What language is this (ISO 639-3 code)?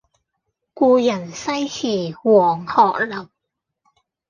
yue